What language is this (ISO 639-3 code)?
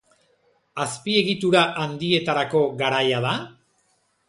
eus